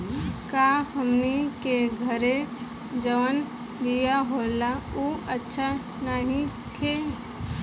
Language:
Bhojpuri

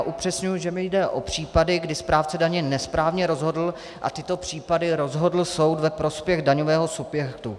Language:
Czech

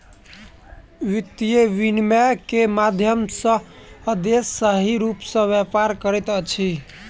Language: Maithili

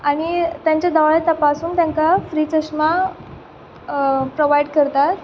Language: Konkani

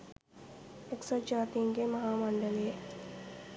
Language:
Sinhala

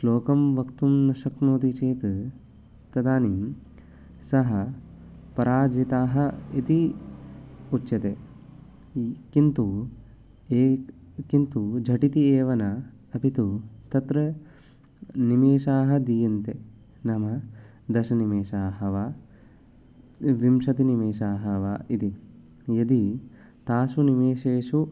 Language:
Sanskrit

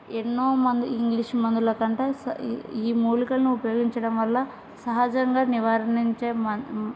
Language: Telugu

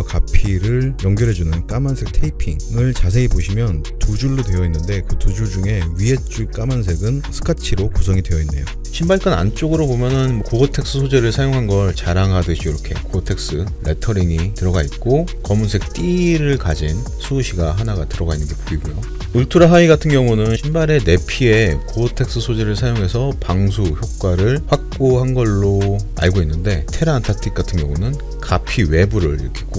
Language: Korean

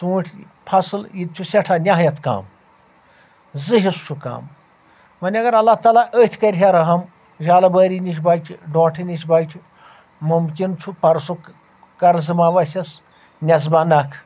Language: Kashmiri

